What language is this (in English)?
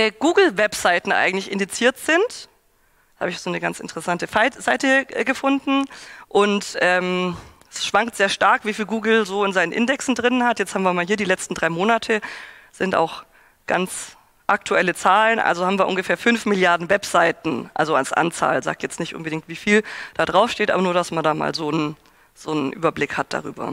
German